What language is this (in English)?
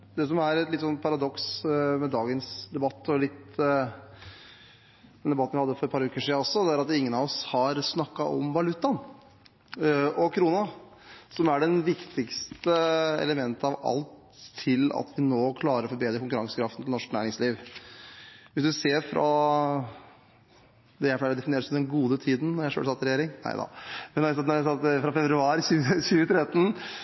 Norwegian